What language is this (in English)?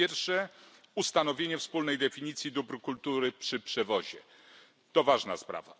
Polish